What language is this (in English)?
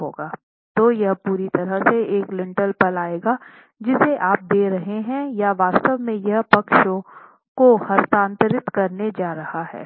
Hindi